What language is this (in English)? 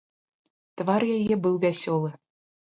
Belarusian